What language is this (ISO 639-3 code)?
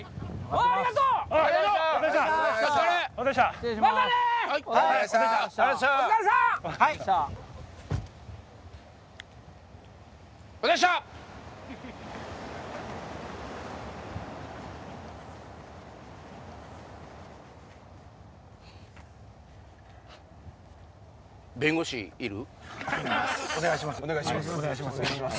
jpn